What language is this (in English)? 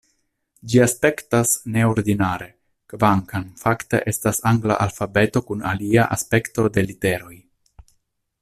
Esperanto